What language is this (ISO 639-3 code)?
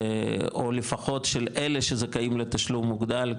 heb